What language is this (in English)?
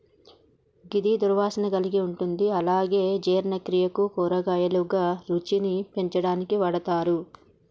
Telugu